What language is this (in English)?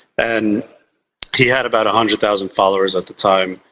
English